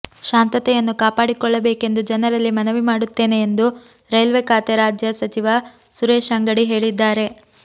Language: Kannada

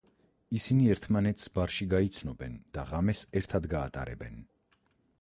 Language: Georgian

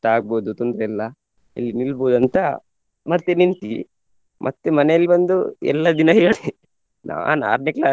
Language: Kannada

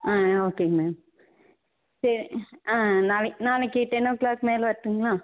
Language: Tamil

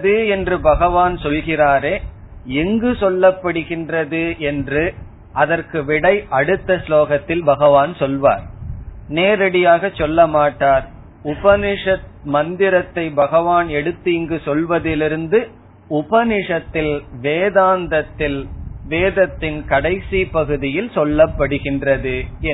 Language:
Tamil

